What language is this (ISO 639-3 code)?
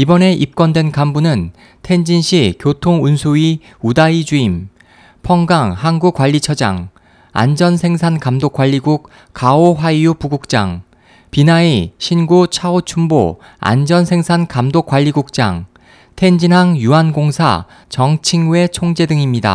kor